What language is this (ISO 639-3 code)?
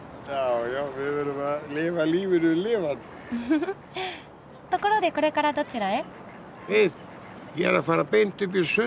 jpn